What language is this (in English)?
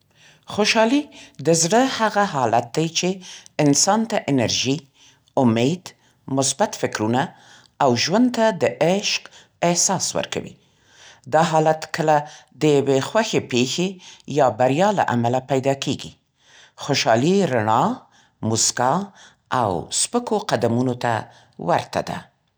Central Pashto